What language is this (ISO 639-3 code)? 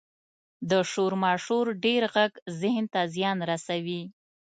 pus